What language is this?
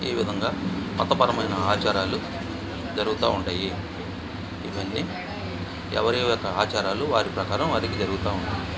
Telugu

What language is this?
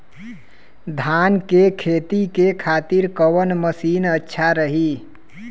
Bhojpuri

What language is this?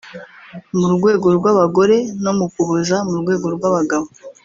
Kinyarwanda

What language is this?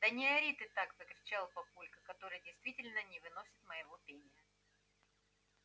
Russian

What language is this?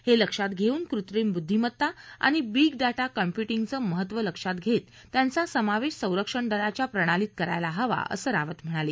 Marathi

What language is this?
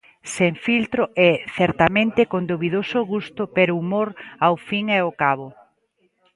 Galician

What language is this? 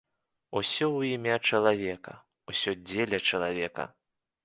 Belarusian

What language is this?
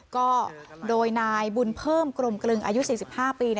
Thai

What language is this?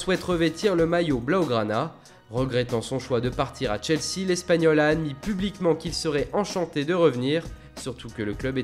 French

